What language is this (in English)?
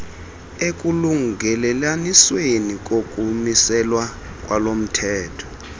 Xhosa